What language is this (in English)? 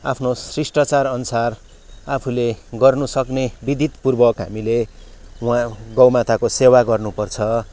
Nepali